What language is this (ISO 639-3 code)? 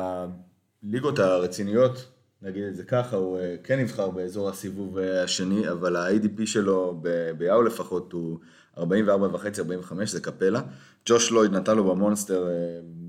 heb